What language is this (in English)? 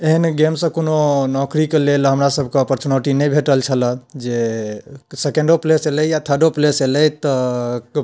Maithili